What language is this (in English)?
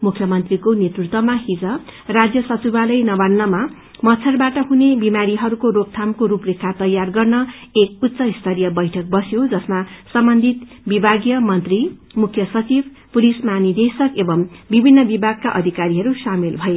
Nepali